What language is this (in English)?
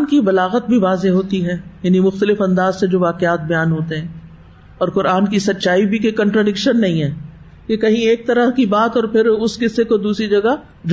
Urdu